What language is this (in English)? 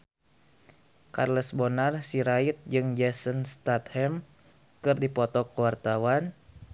Sundanese